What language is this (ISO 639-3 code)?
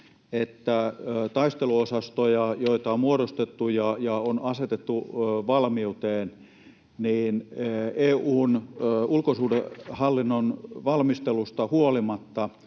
fin